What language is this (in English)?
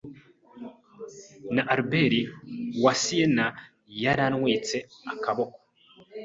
Kinyarwanda